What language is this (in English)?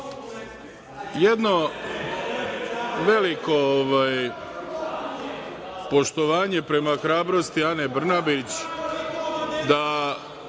Serbian